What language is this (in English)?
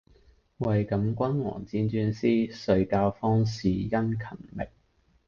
Cantonese